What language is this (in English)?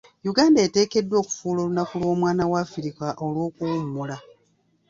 Ganda